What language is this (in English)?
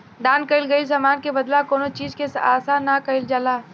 Bhojpuri